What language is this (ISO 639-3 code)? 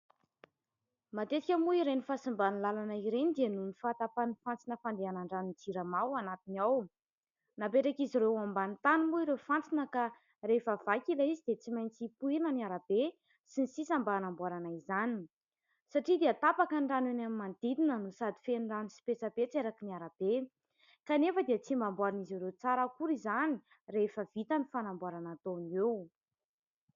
mlg